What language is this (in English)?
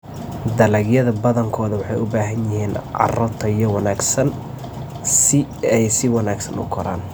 Somali